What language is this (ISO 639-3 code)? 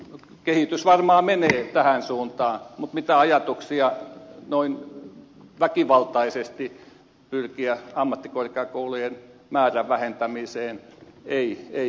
fin